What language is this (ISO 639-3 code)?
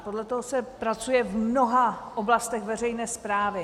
ces